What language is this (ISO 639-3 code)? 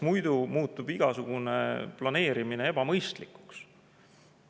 est